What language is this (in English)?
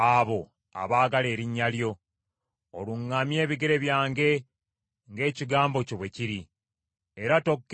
Ganda